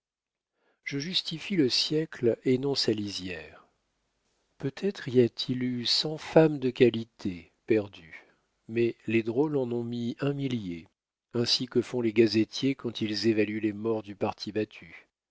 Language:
French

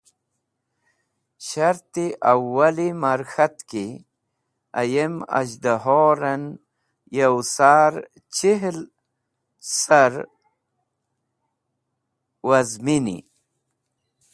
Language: Wakhi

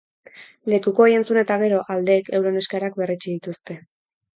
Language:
Basque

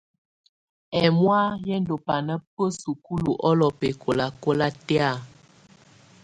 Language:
Tunen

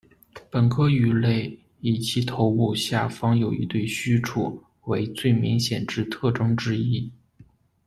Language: Chinese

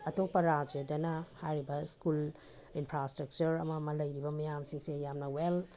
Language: Manipuri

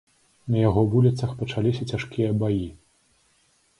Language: Belarusian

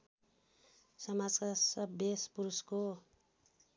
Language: Nepali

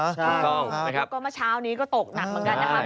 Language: Thai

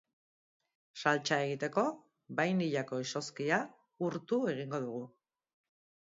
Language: Basque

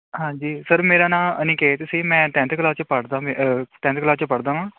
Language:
Punjabi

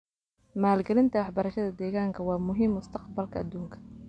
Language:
Somali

